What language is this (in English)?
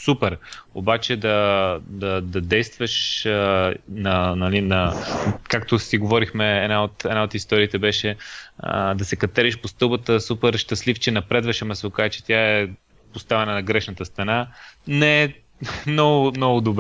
Bulgarian